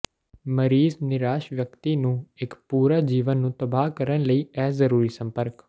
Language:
Punjabi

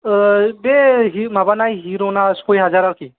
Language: Bodo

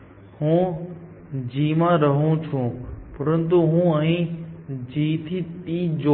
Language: Gujarati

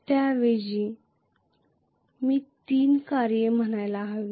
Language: Marathi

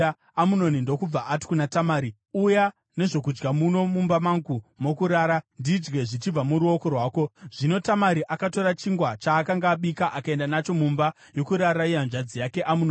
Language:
Shona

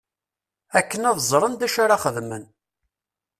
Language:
Kabyle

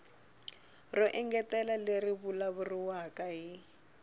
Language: Tsonga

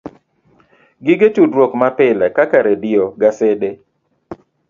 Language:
Luo (Kenya and Tanzania)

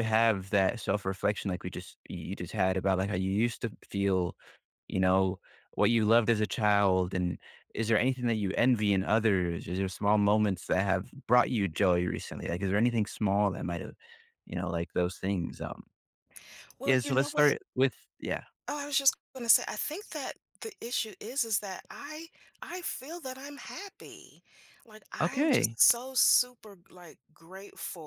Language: English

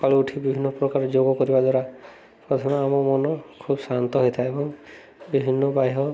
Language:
Odia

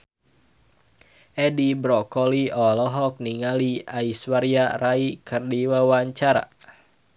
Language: Sundanese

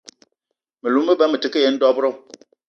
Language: Eton (Cameroon)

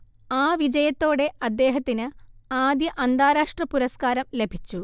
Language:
Malayalam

